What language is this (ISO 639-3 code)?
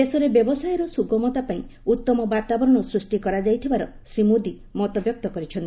ori